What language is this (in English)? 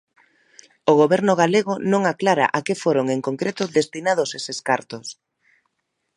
Galician